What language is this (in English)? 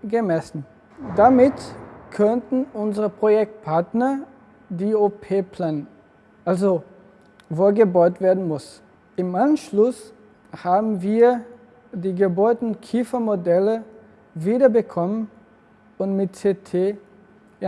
German